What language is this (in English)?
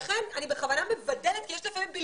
Hebrew